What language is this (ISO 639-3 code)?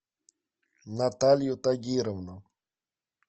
rus